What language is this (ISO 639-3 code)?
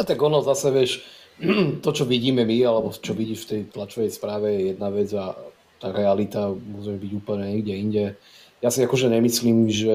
slk